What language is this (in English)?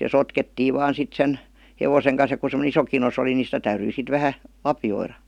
Finnish